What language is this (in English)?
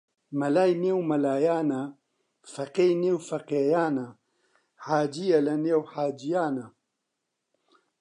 Central Kurdish